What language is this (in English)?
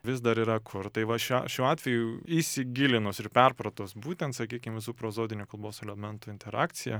Lithuanian